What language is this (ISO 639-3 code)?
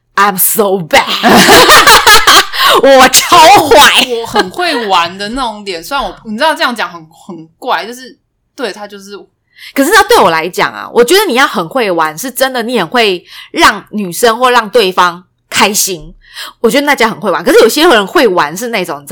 zho